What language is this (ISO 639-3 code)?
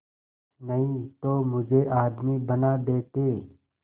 hin